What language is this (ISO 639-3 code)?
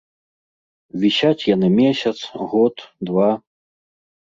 bel